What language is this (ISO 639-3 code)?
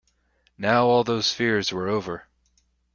eng